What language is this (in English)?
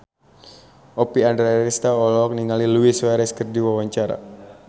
Sundanese